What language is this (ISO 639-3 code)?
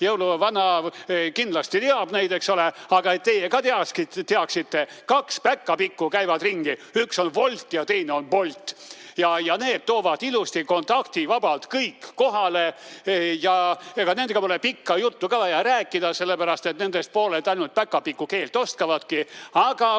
est